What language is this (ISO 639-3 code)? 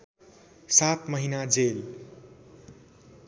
nep